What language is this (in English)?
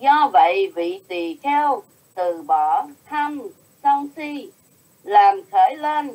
Vietnamese